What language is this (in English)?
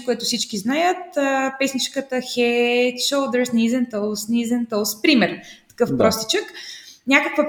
Bulgarian